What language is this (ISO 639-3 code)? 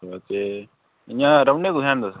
doi